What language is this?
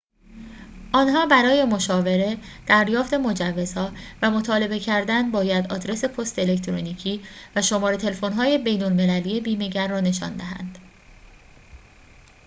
Persian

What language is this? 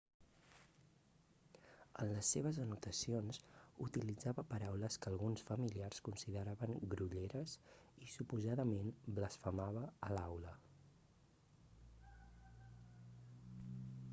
Catalan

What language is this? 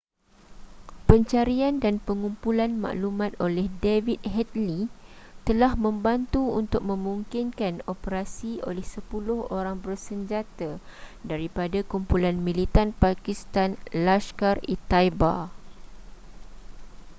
Malay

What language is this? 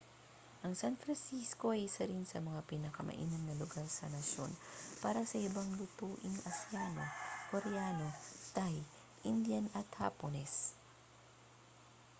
Filipino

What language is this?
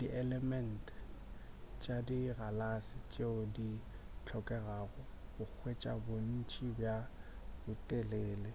Northern Sotho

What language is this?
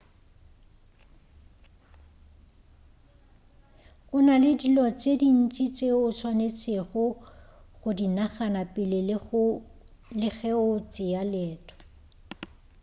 Northern Sotho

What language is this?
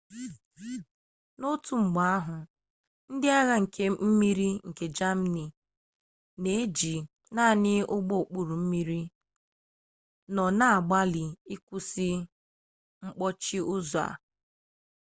Igbo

